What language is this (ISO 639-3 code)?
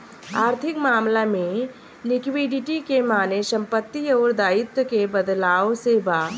bho